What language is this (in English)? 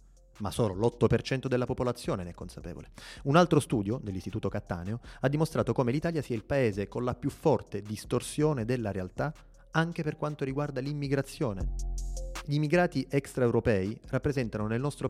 Italian